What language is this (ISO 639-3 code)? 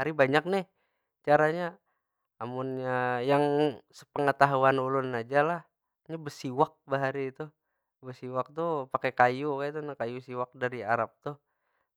bjn